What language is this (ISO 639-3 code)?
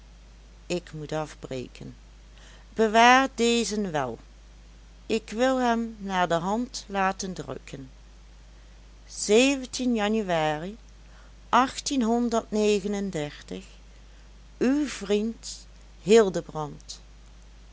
nld